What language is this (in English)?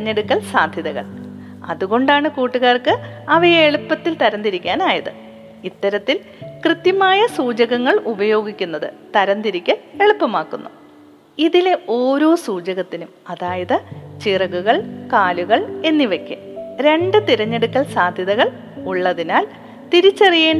Malayalam